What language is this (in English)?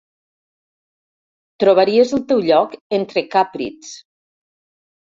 Catalan